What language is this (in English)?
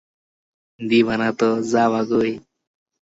Bangla